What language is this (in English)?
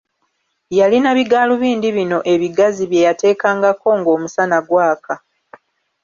Ganda